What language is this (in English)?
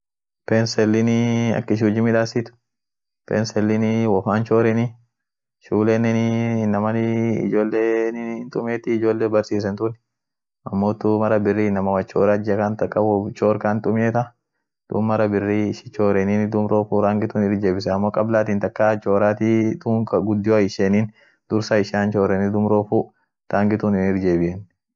Orma